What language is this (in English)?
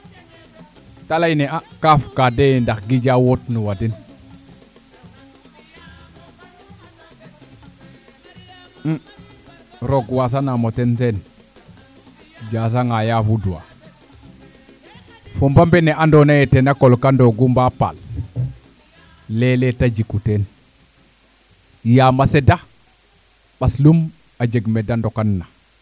Serer